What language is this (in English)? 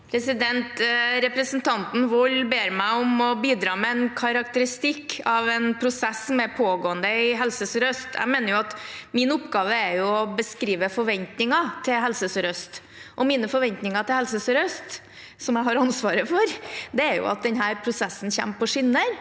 Norwegian